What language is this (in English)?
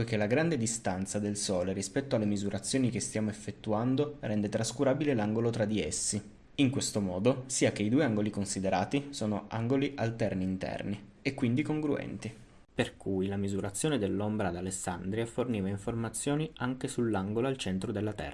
Italian